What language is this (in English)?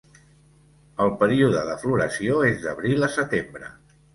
Catalan